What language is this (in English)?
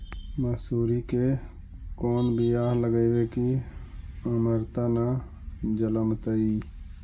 Magahi